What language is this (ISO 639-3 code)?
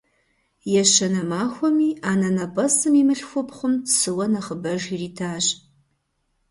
kbd